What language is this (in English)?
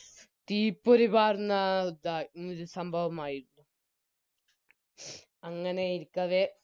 Malayalam